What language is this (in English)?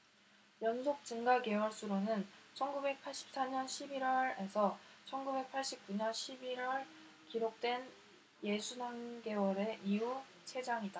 Korean